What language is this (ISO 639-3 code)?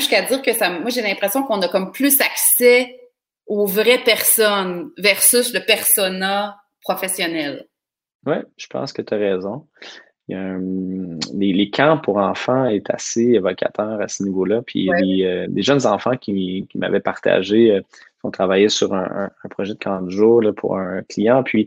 fra